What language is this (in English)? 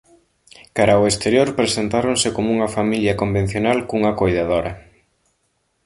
Galician